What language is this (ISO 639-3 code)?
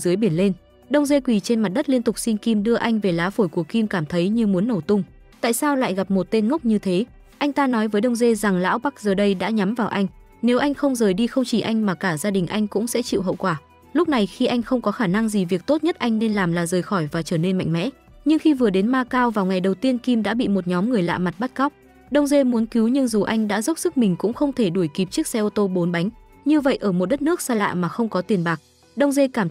vie